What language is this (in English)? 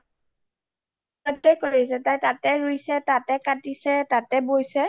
Assamese